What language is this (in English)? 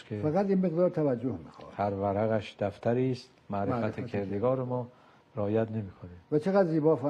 Persian